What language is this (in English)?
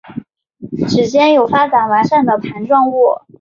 Chinese